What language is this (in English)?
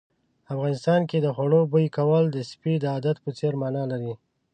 Pashto